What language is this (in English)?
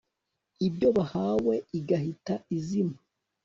Kinyarwanda